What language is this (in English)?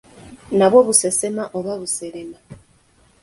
Ganda